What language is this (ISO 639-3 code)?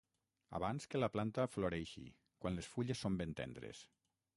cat